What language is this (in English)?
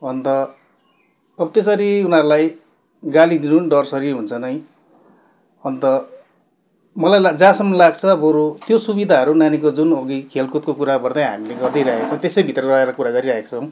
Nepali